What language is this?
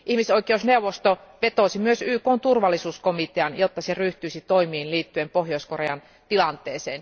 Finnish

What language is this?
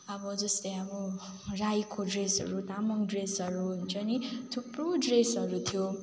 Nepali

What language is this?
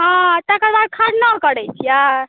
Maithili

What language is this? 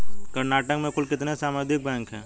Hindi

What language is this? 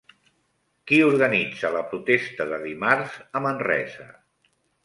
Catalan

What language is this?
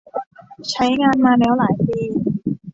Thai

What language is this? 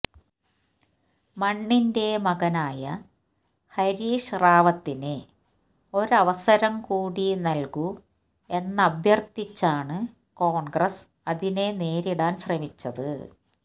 Malayalam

